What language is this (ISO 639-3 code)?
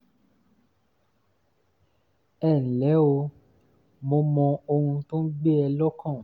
yor